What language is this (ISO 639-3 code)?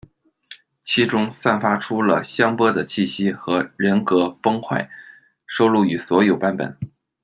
zho